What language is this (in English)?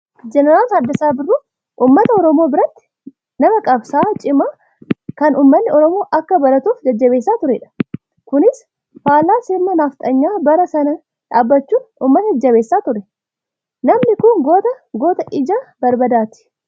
Oromo